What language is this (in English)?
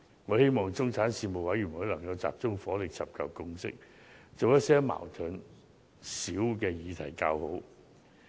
Cantonese